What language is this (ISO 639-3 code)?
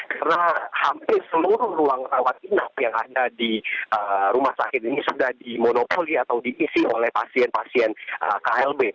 ind